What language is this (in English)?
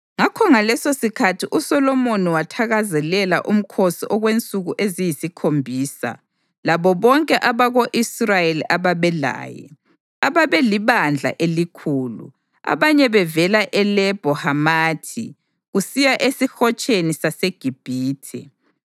North Ndebele